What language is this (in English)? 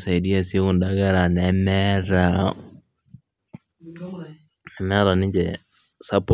Masai